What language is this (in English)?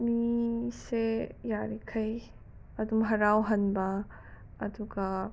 Manipuri